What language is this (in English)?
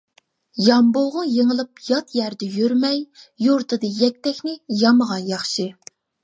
Uyghur